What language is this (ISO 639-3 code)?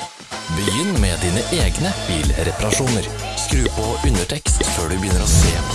nor